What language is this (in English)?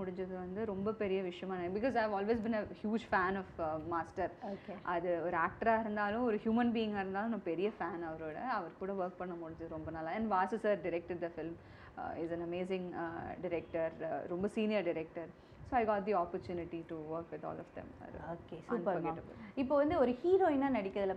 Tamil